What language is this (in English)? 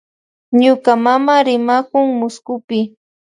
Loja Highland Quichua